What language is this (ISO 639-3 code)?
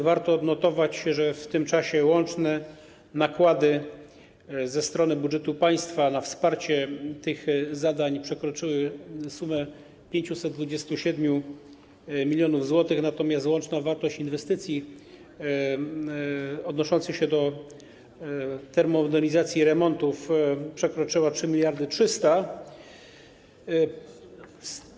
pol